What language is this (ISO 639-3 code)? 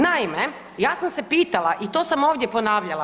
hrv